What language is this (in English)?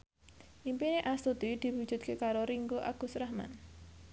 Javanese